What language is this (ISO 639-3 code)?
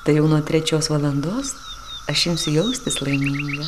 lit